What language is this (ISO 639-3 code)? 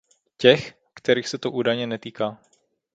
ces